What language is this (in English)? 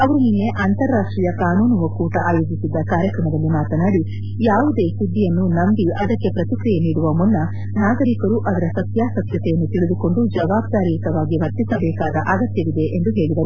Kannada